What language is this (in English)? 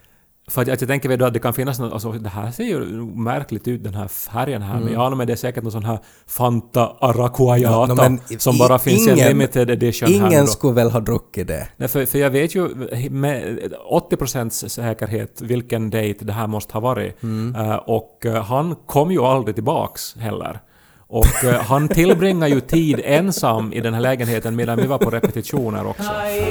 Swedish